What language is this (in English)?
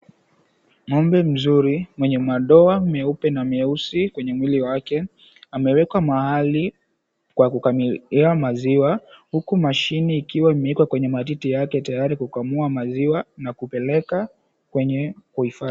Swahili